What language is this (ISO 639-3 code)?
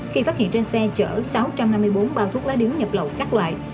vie